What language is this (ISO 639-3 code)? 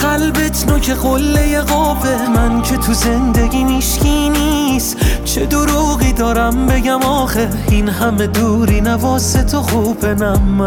fas